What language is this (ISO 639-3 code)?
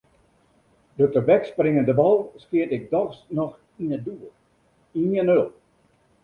fry